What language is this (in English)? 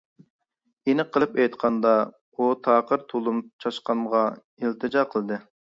Uyghur